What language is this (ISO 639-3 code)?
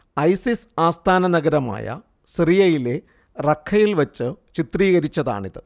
mal